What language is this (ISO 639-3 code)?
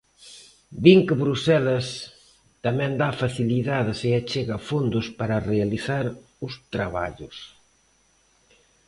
glg